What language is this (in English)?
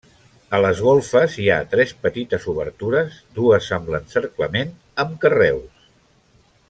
Catalan